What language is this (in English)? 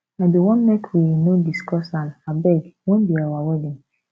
Nigerian Pidgin